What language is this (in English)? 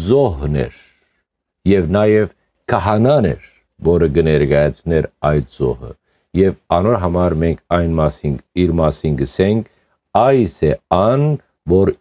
Romanian